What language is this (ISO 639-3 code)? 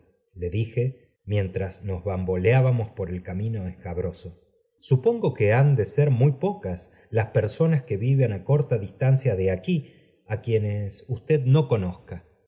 spa